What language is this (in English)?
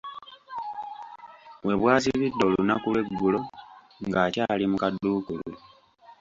Ganda